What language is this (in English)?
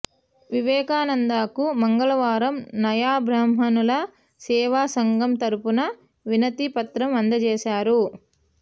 Telugu